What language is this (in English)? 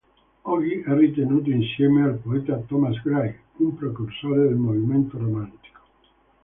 Italian